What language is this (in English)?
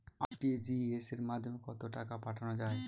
Bangla